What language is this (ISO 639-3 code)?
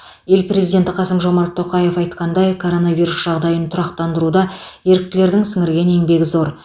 kaz